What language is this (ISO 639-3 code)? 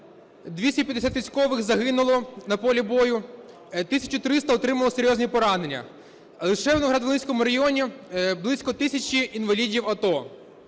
ukr